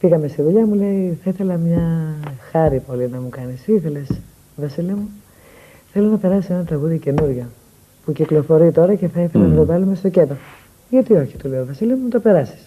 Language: Greek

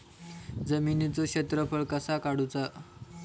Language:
Marathi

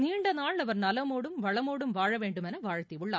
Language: Tamil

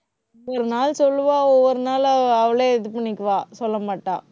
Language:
Tamil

